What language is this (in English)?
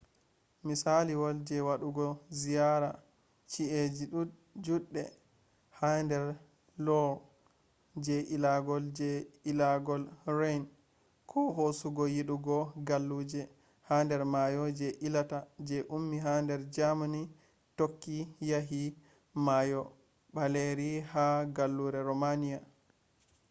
Fula